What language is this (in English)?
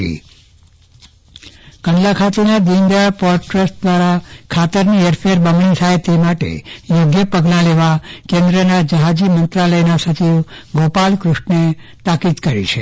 Gujarati